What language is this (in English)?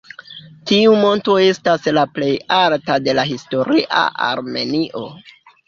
Esperanto